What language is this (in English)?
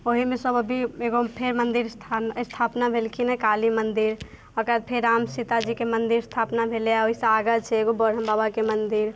Maithili